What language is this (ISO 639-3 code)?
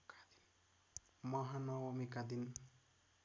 nep